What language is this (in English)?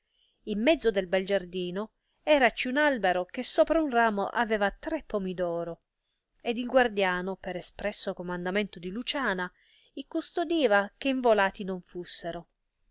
Italian